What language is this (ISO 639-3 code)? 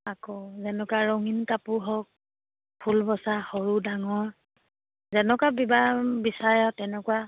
asm